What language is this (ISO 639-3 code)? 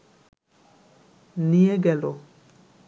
ben